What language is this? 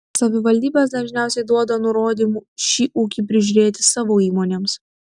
Lithuanian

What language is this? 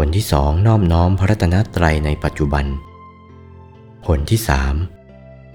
Thai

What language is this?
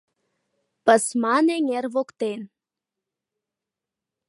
Mari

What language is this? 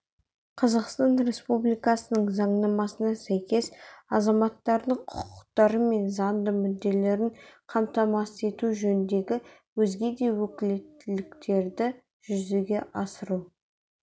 Kazakh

